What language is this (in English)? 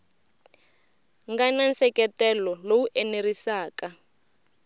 Tsonga